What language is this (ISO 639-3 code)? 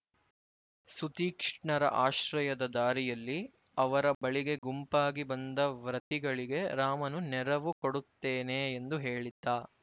kan